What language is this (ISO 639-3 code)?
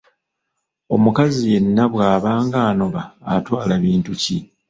lug